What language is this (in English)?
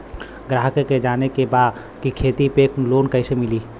Bhojpuri